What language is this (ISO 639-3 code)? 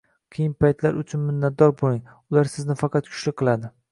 uzb